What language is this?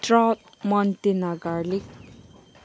Manipuri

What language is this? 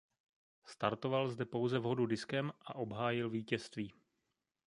Czech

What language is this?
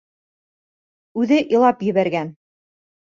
Bashkir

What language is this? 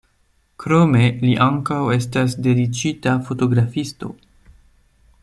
Esperanto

